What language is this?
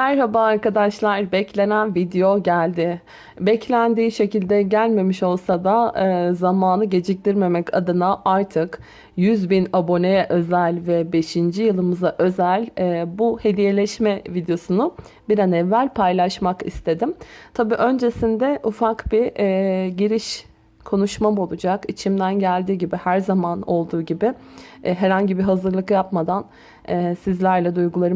Turkish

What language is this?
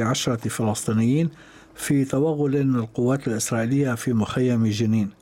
Arabic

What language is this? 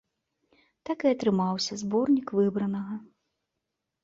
Belarusian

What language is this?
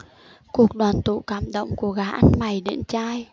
Vietnamese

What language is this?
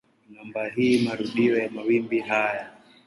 Swahili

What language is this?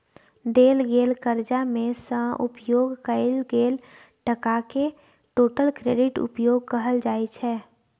Maithili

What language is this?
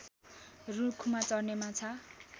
Nepali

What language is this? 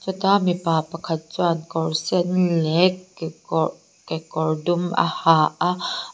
Mizo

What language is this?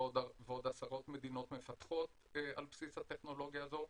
Hebrew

